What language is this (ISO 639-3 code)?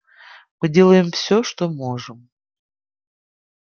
rus